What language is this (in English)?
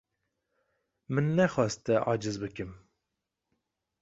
Kurdish